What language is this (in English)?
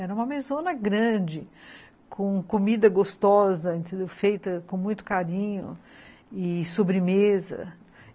Portuguese